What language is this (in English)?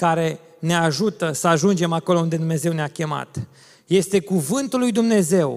Romanian